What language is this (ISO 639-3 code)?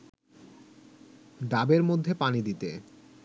ben